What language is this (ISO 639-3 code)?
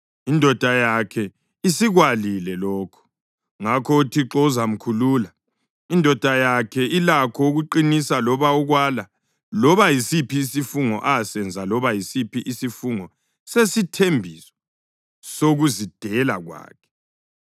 nde